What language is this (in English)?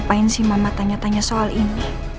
Indonesian